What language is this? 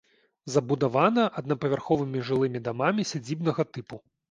Belarusian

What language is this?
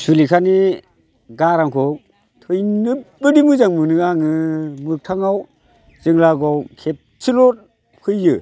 Bodo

